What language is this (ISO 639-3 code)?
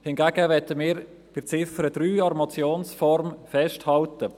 gsw